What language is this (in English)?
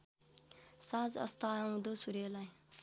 Nepali